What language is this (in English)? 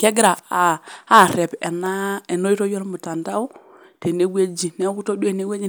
Masai